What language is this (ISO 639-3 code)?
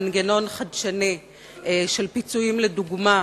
heb